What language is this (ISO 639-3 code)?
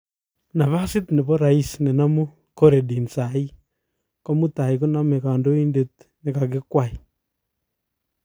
kln